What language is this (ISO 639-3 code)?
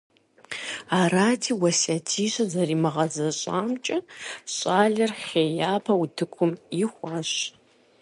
kbd